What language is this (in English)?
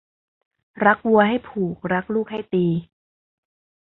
Thai